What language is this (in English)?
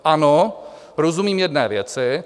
Czech